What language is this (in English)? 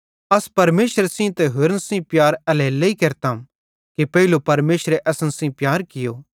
Bhadrawahi